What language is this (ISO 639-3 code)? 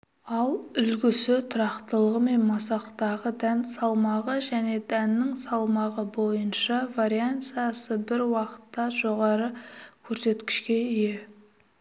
kaz